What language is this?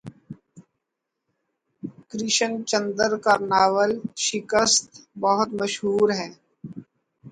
Urdu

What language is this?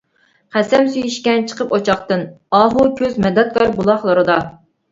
Uyghur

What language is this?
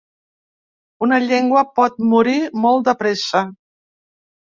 Catalan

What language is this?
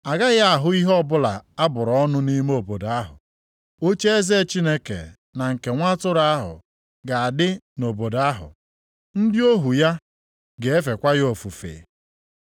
Igbo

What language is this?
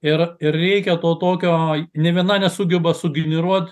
Lithuanian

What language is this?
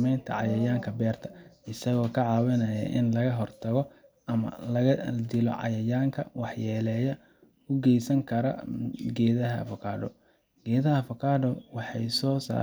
Somali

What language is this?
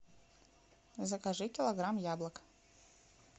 Russian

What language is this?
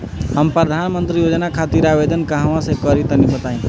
Bhojpuri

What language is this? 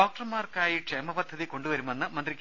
Malayalam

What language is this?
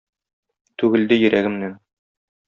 Tatar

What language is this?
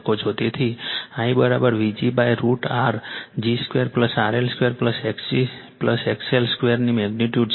Gujarati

